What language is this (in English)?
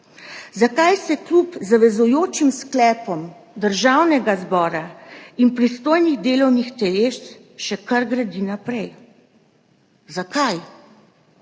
Slovenian